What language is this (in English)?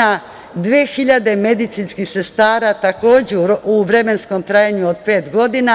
Serbian